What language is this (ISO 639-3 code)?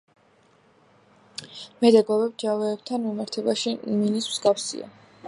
kat